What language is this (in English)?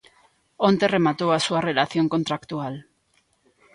Galician